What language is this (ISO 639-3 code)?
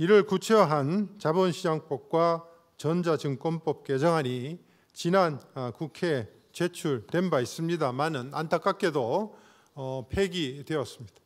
kor